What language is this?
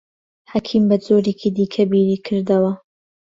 Central Kurdish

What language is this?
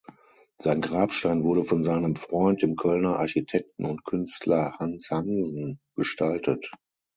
German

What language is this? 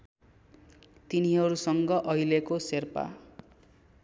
Nepali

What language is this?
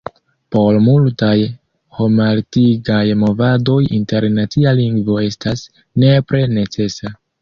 Esperanto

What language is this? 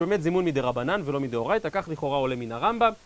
Hebrew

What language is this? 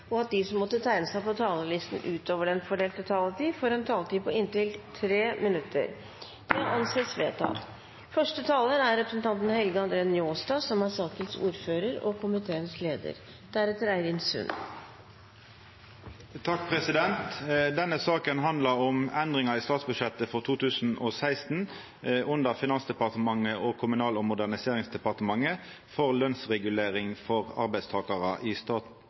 Norwegian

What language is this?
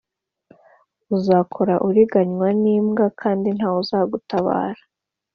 Kinyarwanda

